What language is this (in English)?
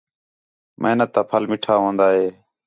Khetrani